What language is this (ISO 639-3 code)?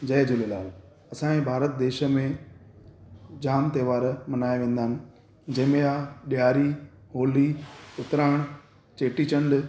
snd